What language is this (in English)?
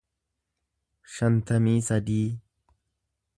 Oromo